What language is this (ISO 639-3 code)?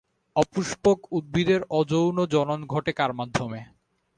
ben